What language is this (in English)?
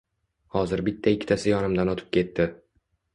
Uzbek